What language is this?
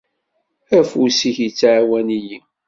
Kabyle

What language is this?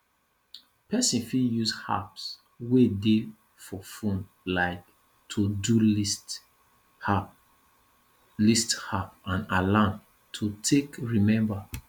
Nigerian Pidgin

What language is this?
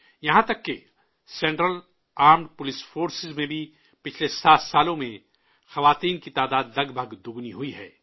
Urdu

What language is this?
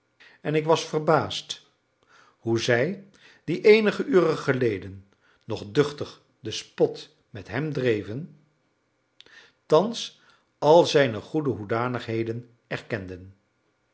Dutch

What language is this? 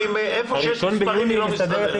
Hebrew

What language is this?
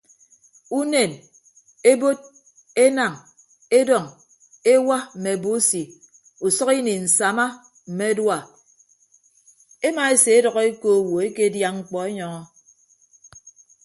Ibibio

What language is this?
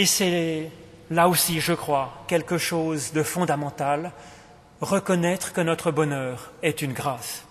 French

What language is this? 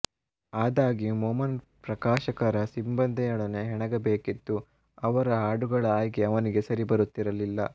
Kannada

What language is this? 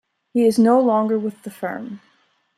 English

